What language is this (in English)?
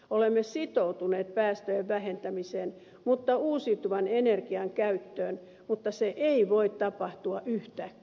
Finnish